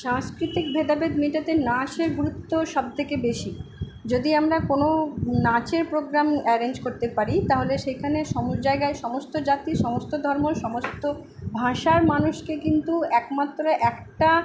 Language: Bangla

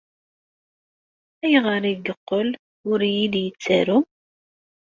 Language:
Kabyle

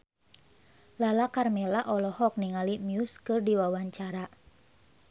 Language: Sundanese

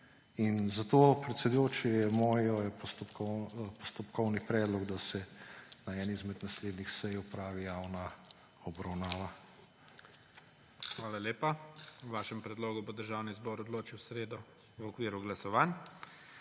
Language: Slovenian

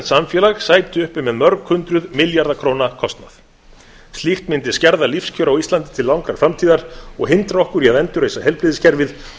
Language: Icelandic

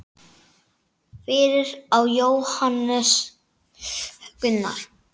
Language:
Icelandic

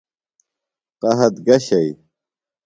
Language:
Phalura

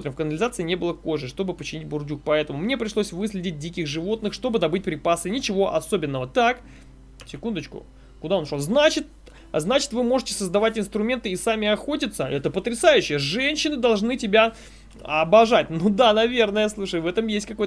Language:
Russian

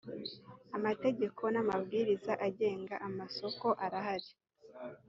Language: Kinyarwanda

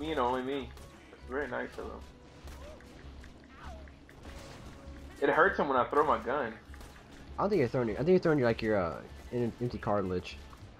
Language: English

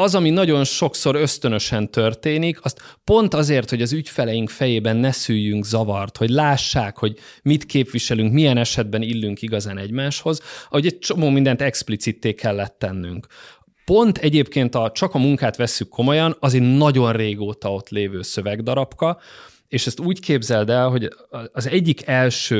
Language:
Hungarian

